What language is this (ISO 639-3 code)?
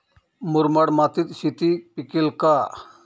mar